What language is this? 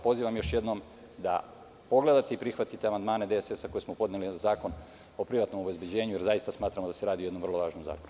Serbian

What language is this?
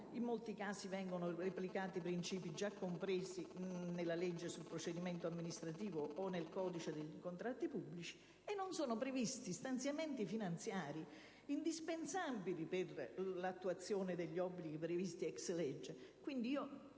Italian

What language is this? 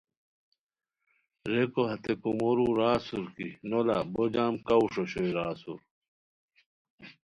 Khowar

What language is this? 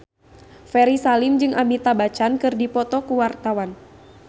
Sundanese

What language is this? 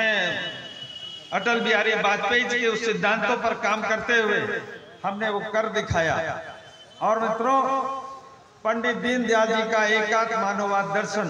Hindi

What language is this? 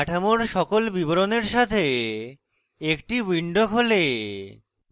Bangla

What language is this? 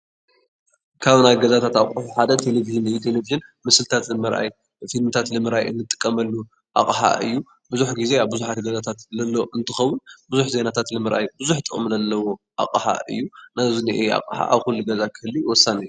Tigrinya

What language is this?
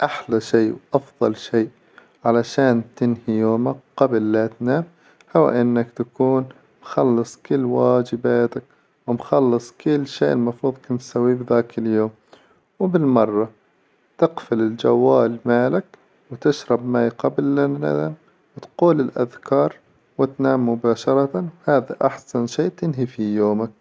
Hijazi Arabic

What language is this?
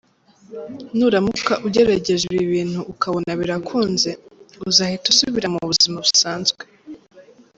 Kinyarwanda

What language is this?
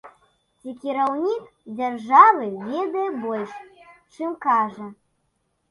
Belarusian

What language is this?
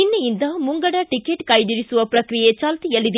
Kannada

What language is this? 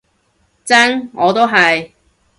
Cantonese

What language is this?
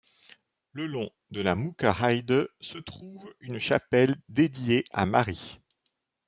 French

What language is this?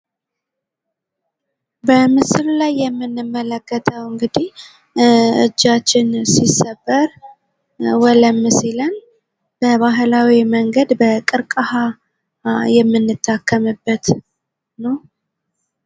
Amharic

